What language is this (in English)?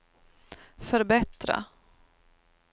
Swedish